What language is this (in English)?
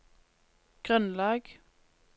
Norwegian